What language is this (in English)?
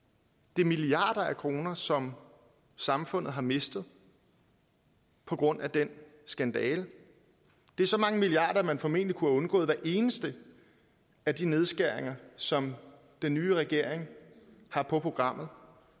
Danish